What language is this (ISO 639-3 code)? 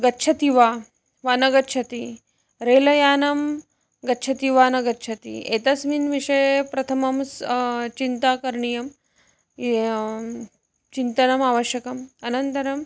san